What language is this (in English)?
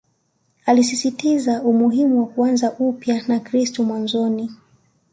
Swahili